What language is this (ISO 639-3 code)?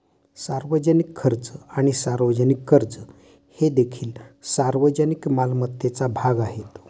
mar